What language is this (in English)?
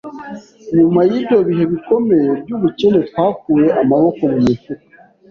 Kinyarwanda